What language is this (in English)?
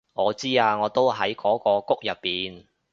Cantonese